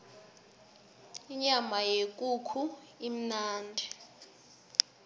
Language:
South Ndebele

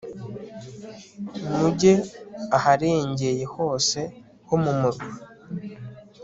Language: Kinyarwanda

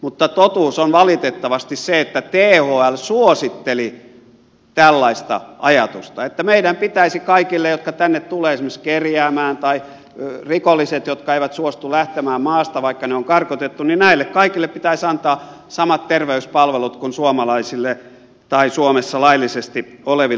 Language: Finnish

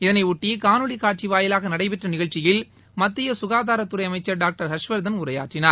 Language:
Tamil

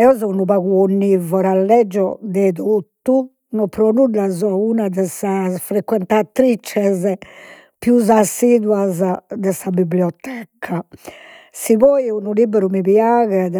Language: Sardinian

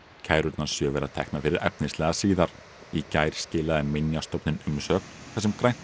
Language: Icelandic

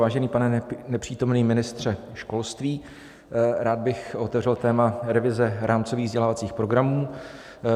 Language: Czech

